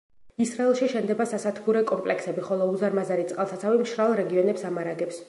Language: Georgian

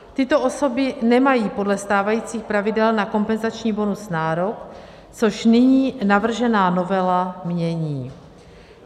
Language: Czech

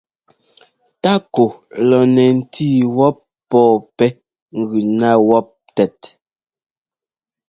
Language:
Ngomba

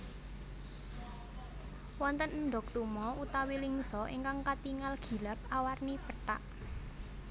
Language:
Javanese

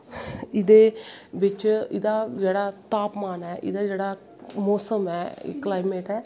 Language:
Dogri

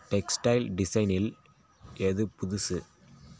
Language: Tamil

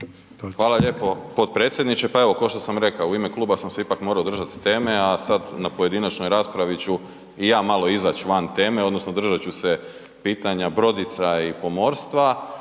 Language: Croatian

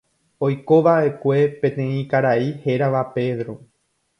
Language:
Guarani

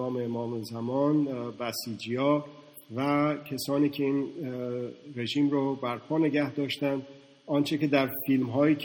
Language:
Persian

